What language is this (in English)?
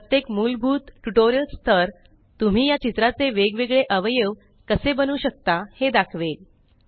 Marathi